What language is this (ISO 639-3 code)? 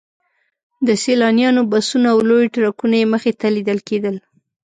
pus